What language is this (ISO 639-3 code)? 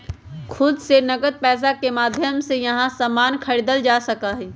mag